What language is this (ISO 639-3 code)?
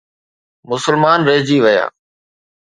snd